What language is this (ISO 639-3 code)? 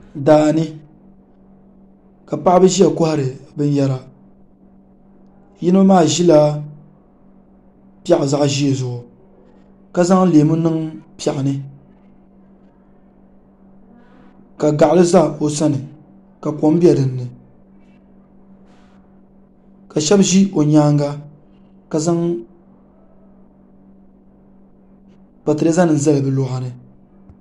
dag